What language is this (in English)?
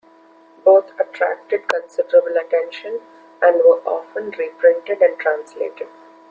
English